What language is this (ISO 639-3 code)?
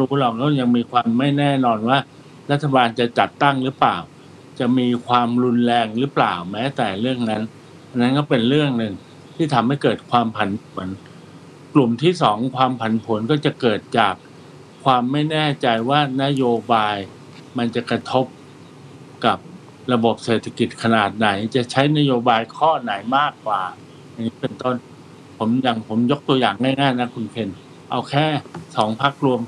tha